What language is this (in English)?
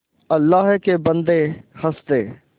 Hindi